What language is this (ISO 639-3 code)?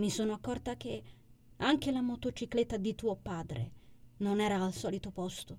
ita